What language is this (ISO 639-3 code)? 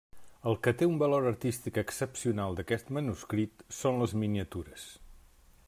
cat